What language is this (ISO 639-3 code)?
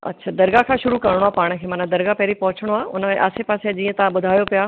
snd